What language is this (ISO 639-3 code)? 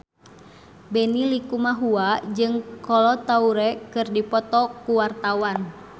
sun